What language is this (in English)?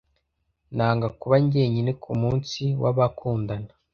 Kinyarwanda